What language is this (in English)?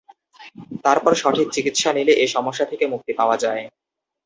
Bangla